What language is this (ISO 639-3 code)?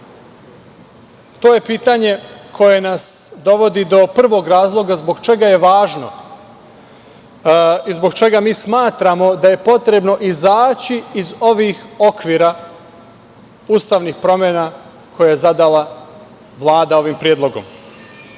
srp